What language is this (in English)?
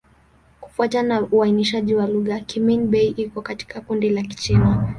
Swahili